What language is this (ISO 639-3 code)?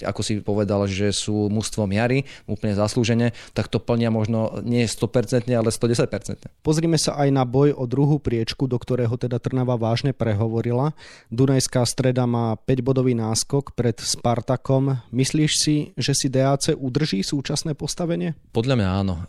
slk